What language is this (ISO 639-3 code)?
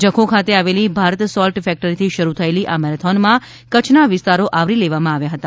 guj